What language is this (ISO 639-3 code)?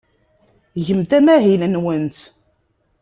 kab